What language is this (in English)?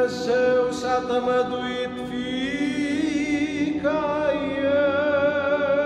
Romanian